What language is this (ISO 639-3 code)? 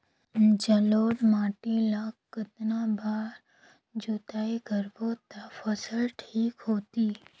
hne